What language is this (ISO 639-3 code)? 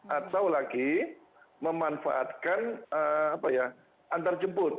ind